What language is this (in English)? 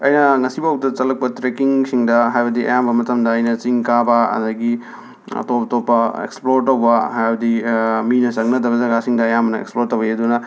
Manipuri